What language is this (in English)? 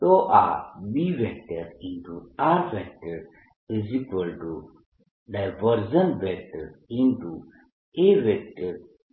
Gujarati